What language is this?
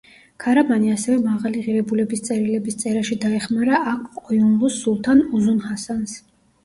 Georgian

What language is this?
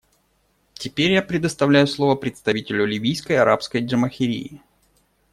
Russian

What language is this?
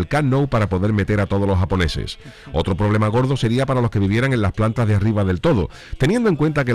Spanish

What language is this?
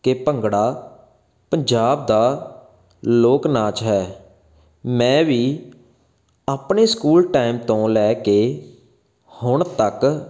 Punjabi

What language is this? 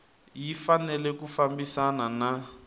Tsonga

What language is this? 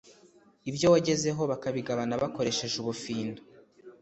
Kinyarwanda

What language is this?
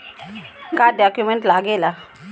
Bhojpuri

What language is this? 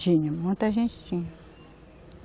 Portuguese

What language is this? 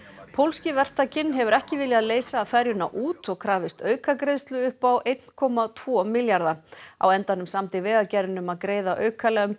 Icelandic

